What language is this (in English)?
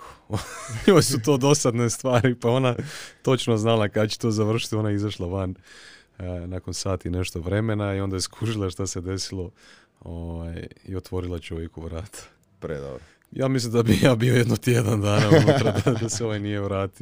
Croatian